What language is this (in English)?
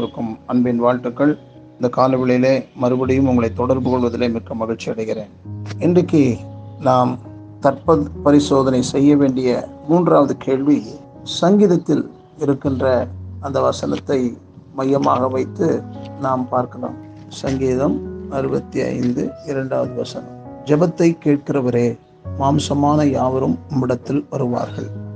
Tamil